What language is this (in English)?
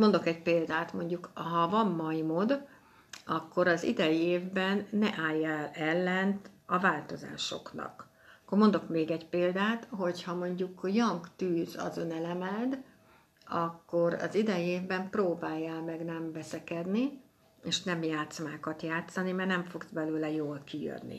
Hungarian